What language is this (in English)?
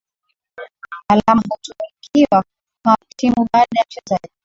Swahili